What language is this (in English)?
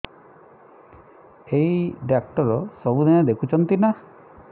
Odia